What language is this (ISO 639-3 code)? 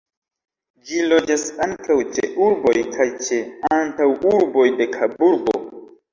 epo